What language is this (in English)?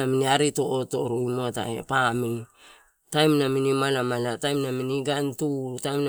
Torau